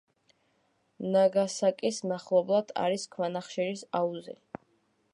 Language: Georgian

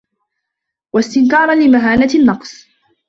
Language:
Arabic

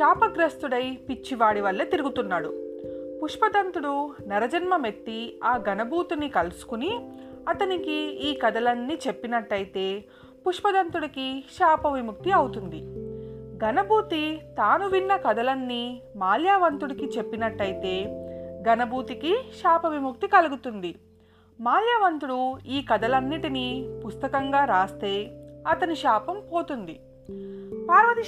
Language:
Telugu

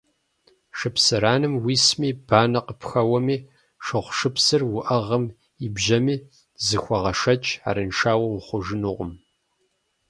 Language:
Kabardian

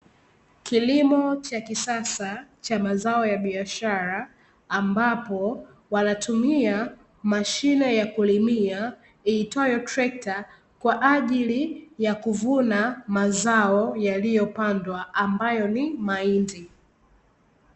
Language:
Swahili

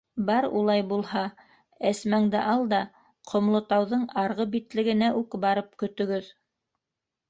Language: Bashkir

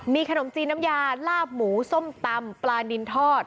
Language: Thai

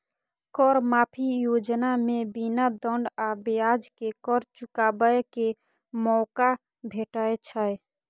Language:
Maithili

